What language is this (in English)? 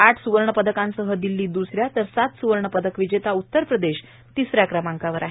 Marathi